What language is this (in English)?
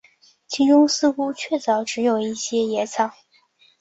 Chinese